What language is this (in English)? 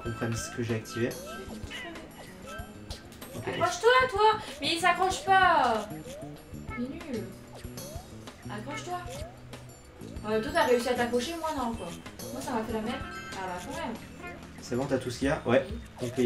French